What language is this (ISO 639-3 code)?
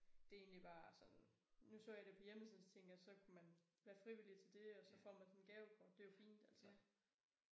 dan